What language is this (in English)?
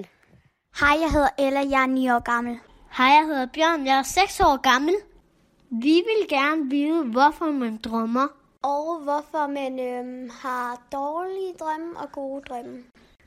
Danish